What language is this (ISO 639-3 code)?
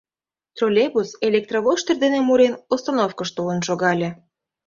chm